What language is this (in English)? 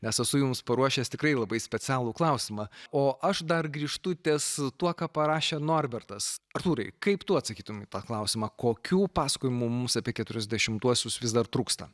Lithuanian